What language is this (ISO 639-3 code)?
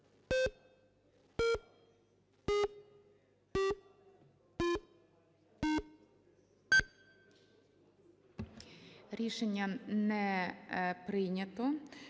ukr